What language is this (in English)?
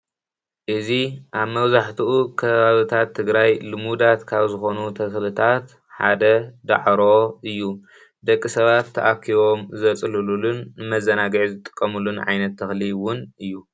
Tigrinya